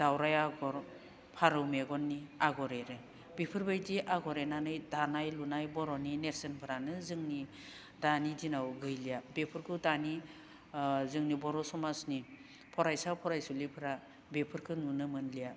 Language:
Bodo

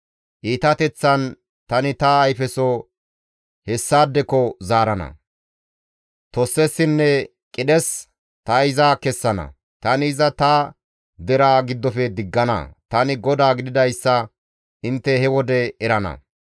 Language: Gamo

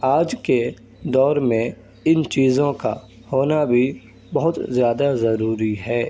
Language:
Urdu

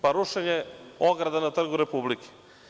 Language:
Serbian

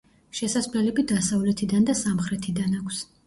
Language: Georgian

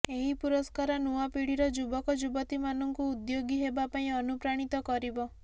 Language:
Odia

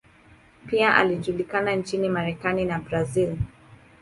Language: Swahili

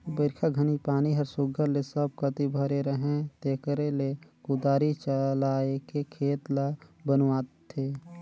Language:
Chhattisgarhi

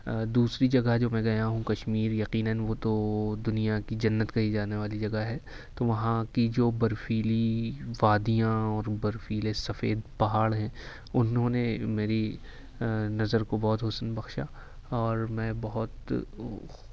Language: Urdu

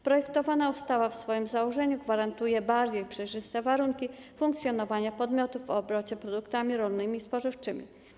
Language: Polish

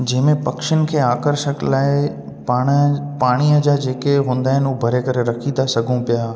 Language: Sindhi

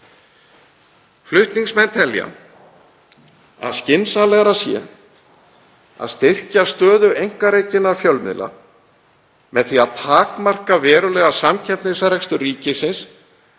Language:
Icelandic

